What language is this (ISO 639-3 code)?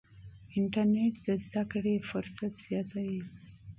pus